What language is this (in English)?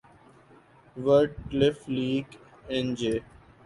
Urdu